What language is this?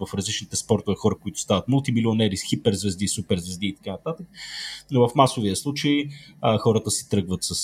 Bulgarian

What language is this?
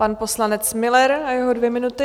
Czech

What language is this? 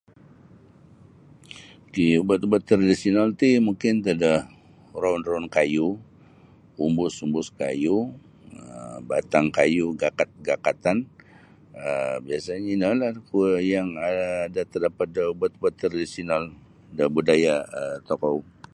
Sabah Bisaya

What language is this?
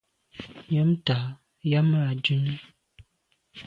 Medumba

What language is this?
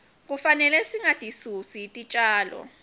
Swati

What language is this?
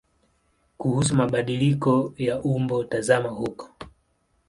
Swahili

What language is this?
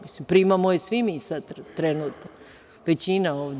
Serbian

